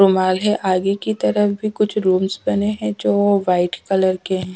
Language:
Hindi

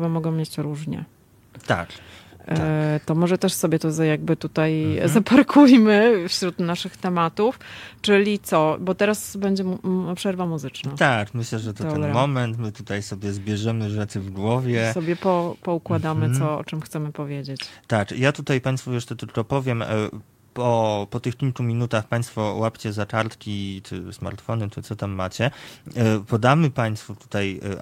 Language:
Polish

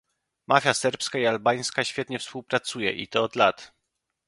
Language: Polish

